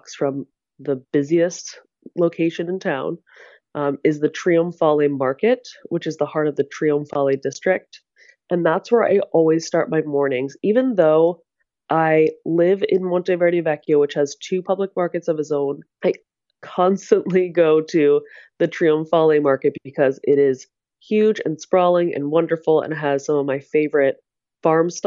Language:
English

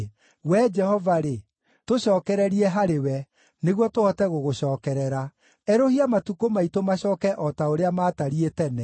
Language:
Kikuyu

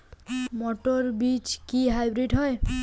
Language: Bangla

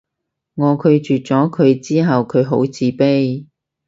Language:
Cantonese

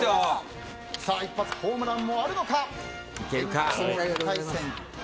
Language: Japanese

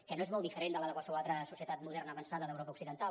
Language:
Catalan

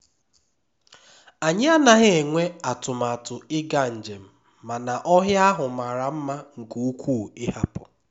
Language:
Igbo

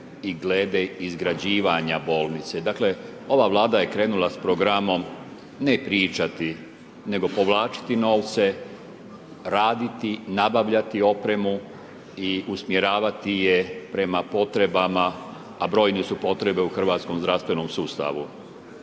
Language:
Croatian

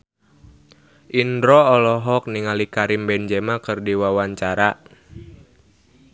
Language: Sundanese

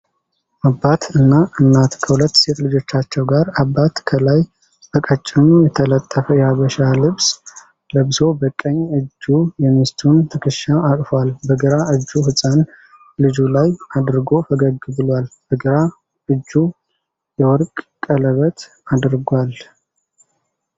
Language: Amharic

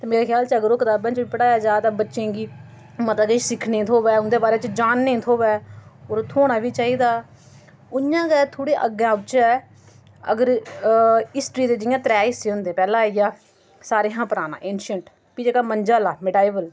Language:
Dogri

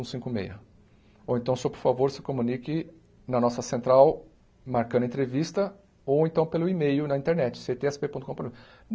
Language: Portuguese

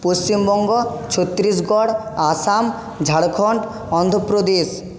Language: Bangla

